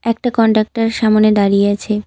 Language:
Bangla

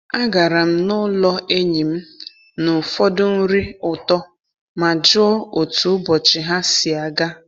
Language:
Igbo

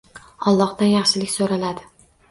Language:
Uzbek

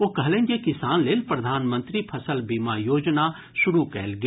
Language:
Maithili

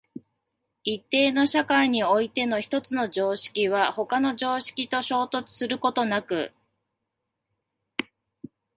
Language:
Japanese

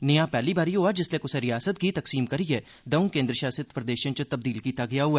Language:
Dogri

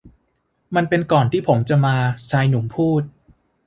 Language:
Thai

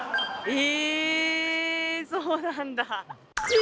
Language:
Japanese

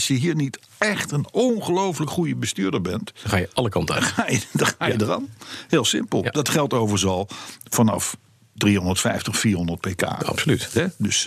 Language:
Dutch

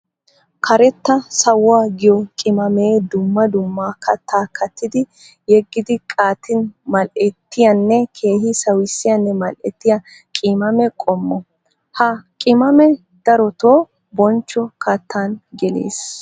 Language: Wolaytta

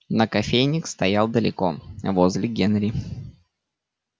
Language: Russian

